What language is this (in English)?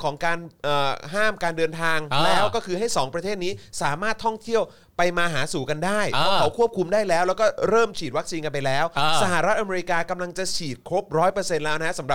Thai